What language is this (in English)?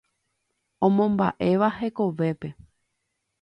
Guarani